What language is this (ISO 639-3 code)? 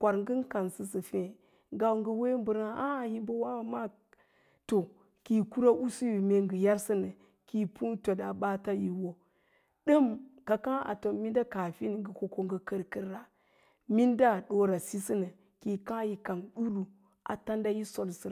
lla